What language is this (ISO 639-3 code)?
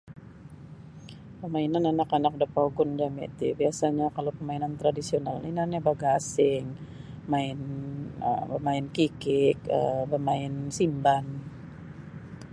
bsy